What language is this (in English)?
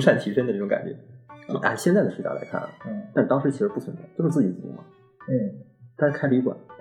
Chinese